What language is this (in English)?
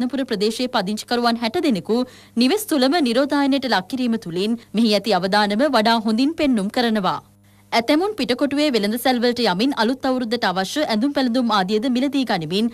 Hindi